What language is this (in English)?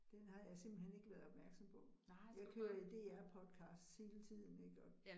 Danish